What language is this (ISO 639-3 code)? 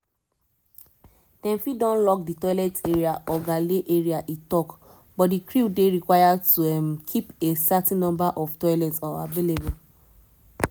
pcm